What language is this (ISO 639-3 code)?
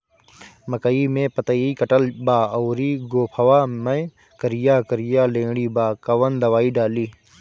bho